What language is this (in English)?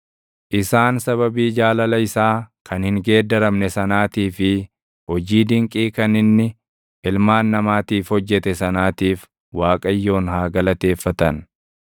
Oromo